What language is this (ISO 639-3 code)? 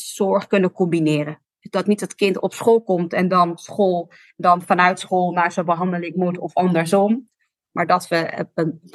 nld